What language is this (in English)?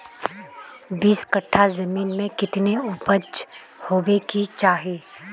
Magahi